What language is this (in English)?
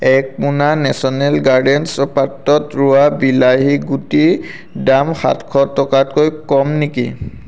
Assamese